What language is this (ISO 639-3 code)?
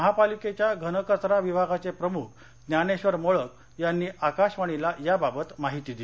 mar